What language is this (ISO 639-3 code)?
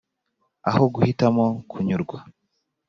kin